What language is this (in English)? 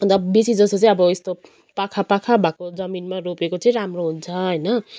Nepali